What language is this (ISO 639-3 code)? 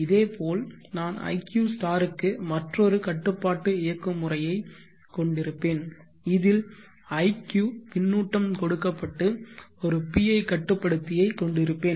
tam